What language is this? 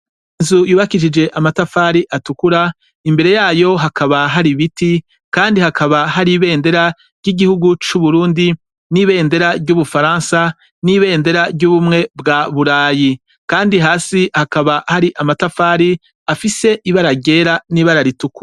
Rundi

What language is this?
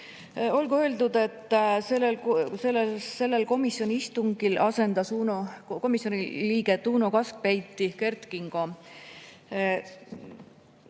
Estonian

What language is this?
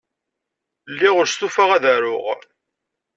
Kabyle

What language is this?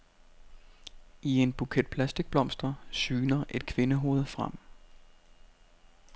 Danish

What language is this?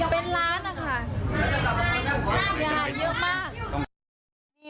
Thai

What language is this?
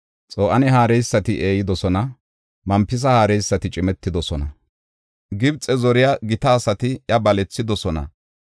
Gofa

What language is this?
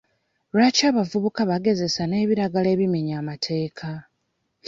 Ganda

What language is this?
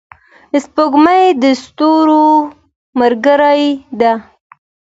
Pashto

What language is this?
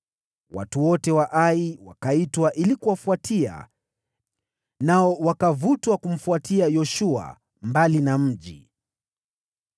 Swahili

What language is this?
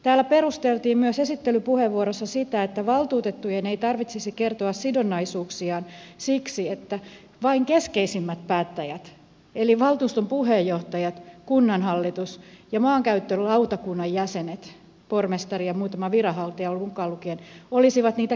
Finnish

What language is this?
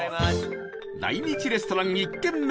Japanese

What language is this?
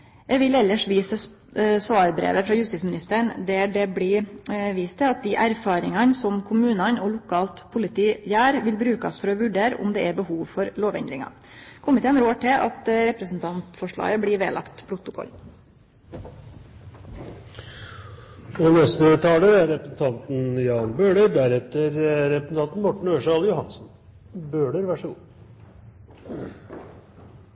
Norwegian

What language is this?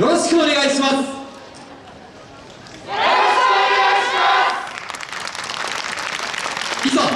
Japanese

